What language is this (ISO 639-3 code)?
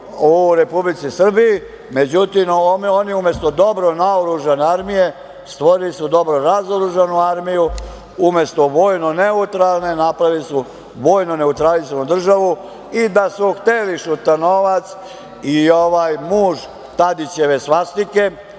srp